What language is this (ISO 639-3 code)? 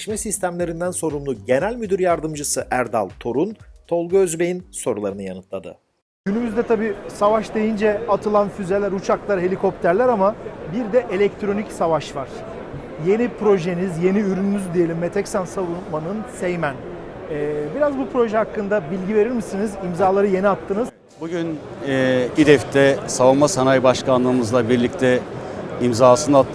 tur